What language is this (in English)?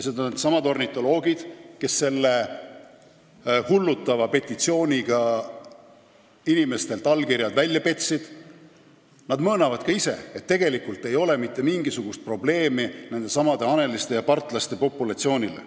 Estonian